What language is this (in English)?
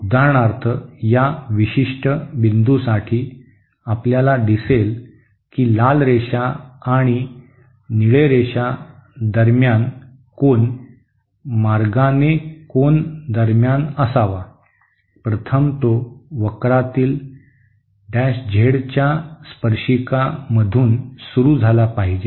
Marathi